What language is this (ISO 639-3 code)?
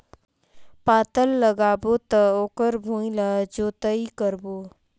hne